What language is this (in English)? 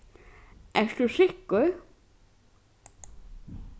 Faroese